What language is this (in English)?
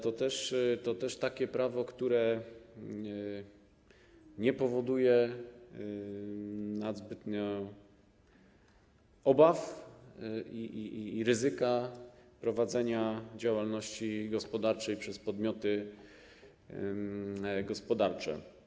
Polish